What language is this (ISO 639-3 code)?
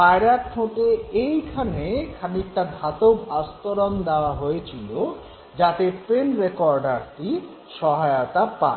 ben